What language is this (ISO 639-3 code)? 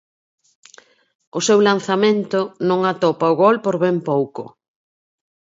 glg